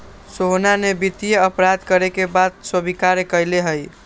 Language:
Magahi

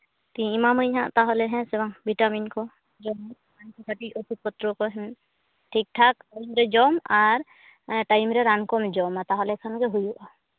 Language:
Santali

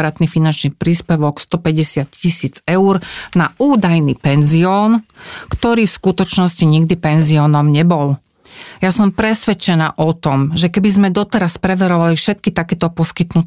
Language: Slovak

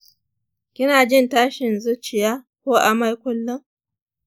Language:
Hausa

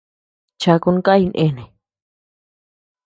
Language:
Tepeuxila Cuicatec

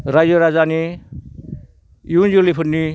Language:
Bodo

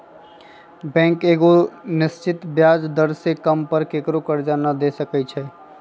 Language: Magahi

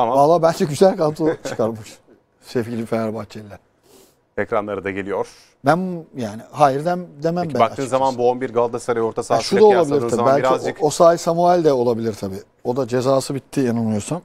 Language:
Turkish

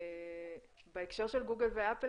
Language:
Hebrew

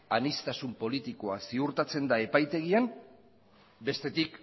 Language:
Basque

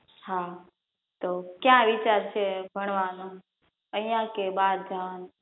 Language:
Gujarati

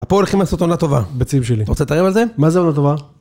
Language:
Hebrew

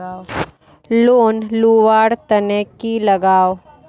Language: Magahi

